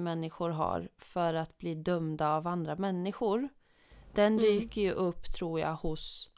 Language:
Swedish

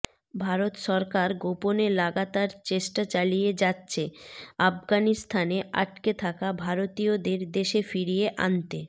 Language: Bangla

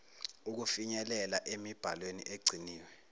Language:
Zulu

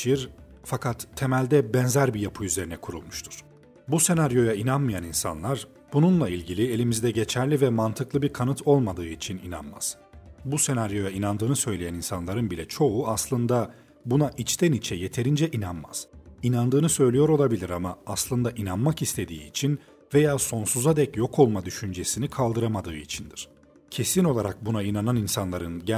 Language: Turkish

